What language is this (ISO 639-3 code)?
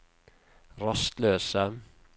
nor